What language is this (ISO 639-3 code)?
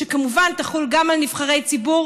heb